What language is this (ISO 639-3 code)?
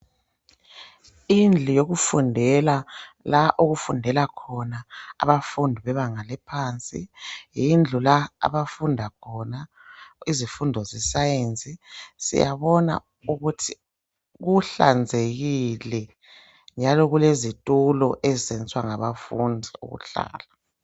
nde